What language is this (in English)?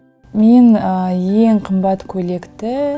Kazakh